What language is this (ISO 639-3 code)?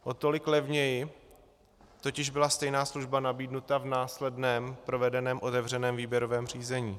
ces